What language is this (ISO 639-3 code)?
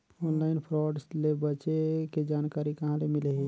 hne